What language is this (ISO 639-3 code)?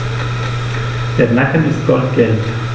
deu